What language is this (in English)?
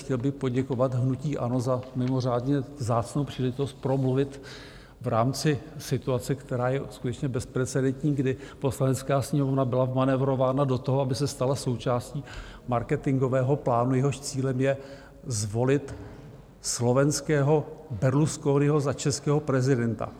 Czech